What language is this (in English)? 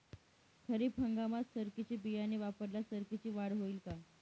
Marathi